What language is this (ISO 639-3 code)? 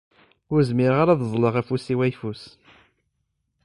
kab